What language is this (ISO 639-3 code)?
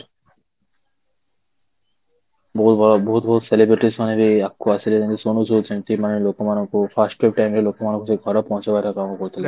ori